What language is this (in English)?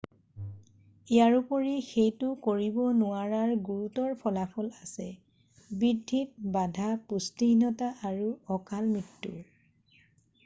Assamese